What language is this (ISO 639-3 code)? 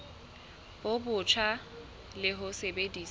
sot